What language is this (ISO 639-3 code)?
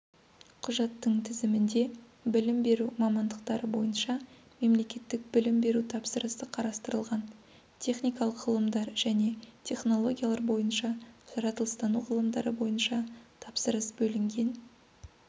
kaz